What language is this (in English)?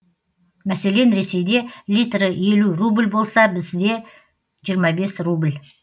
Kazakh